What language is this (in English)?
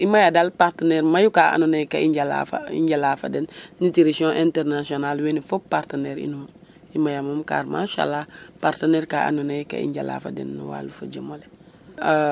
Serer